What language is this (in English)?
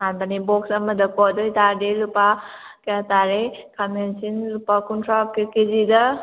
Manipuri